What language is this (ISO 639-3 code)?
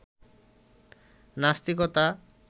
ben